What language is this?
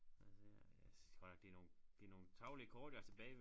Danish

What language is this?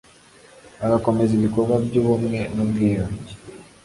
Kinyarwanda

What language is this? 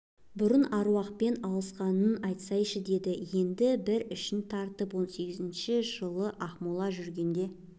Kazakh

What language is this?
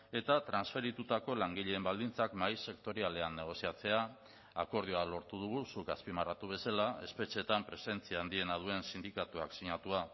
Basque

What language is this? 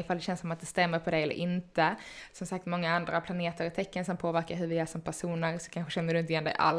Swedish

